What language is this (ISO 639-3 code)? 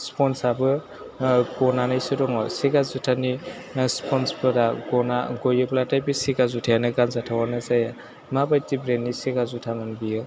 brx